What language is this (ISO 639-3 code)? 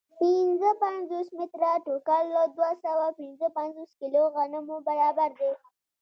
pus